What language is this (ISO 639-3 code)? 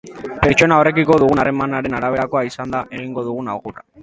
eus